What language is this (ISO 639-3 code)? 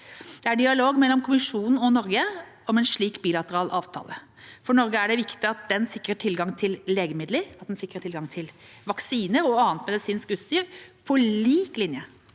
nor